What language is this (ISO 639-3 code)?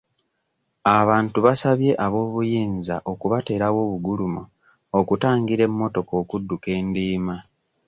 lug